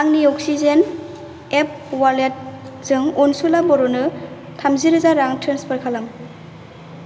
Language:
Bodo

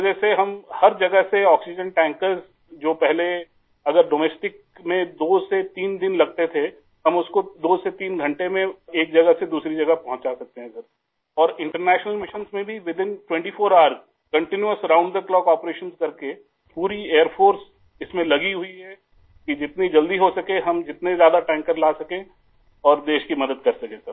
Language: Urdu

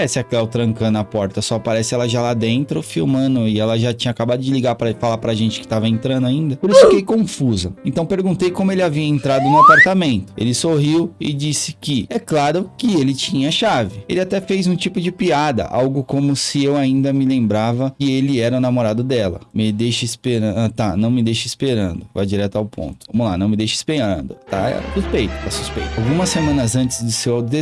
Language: Portuguese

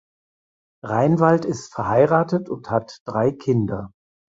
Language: German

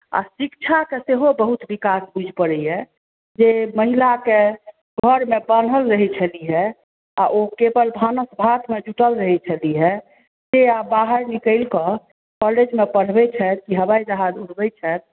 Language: Maithili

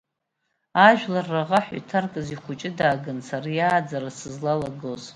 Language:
Abkhazian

